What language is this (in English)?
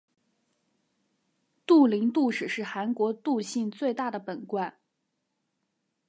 Chinese